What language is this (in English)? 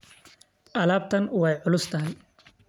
Somali